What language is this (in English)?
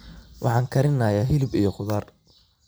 Somali